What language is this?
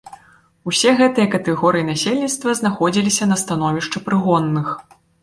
Belarusian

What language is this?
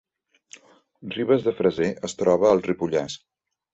Catalan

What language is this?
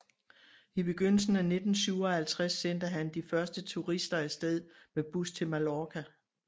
Danish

